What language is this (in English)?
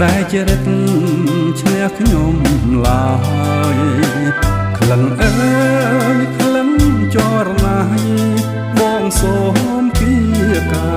Thai